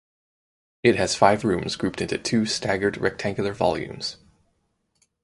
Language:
English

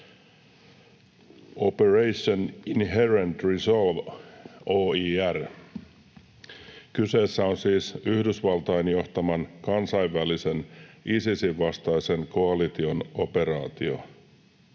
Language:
Finnish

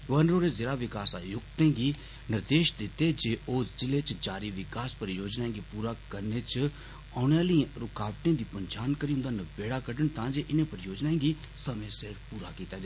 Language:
Dogri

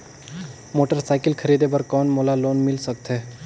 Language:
Chhattisgarhi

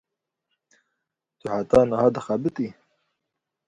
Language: Kurdish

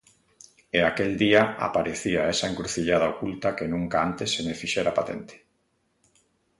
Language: Galician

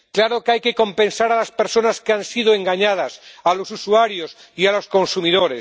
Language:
Spanish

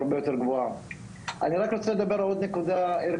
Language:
Hebrew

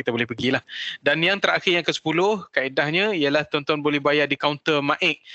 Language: Malay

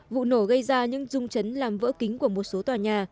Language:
Vietnamese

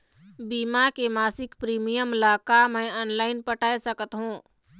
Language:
Chhattisgarhi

